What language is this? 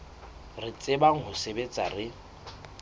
Southern Sotho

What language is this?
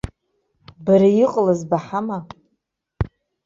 Abkhazian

